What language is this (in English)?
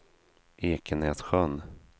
Swedish